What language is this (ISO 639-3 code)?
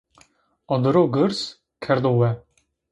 zza